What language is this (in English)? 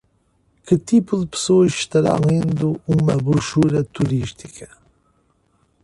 Portuguese